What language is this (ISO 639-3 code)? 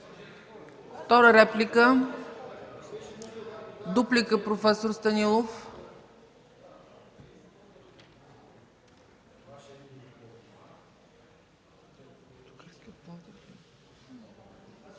bul